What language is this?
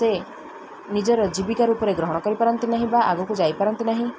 Odia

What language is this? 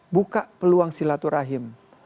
Indonesian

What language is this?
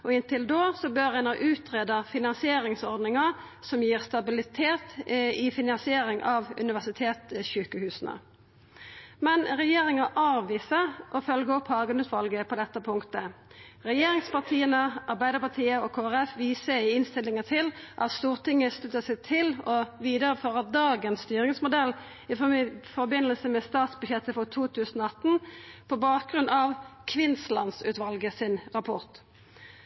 Norwegian Nynorsk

